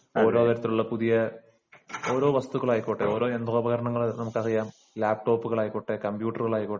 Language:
Malayalam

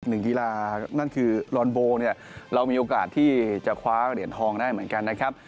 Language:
Thai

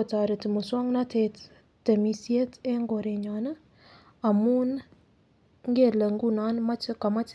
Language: Kalenjin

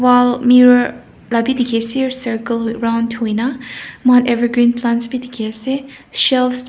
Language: Naga Pidgin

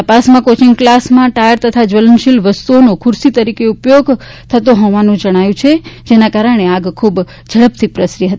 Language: Gujarati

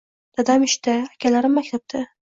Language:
Uzbek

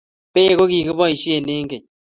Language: Kalenjin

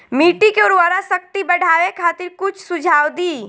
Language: Bhojpuri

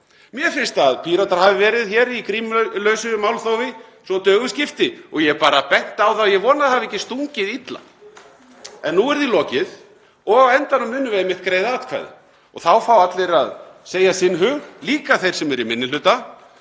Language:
Icelandic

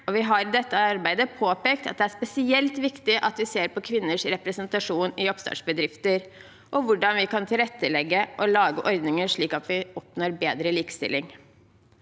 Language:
Norwegian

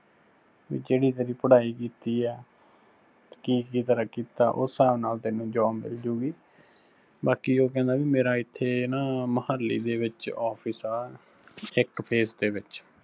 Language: Punjabi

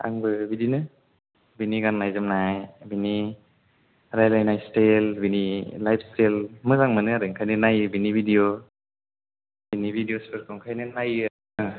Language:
Bodo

